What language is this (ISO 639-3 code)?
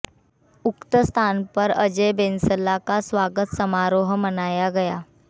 hin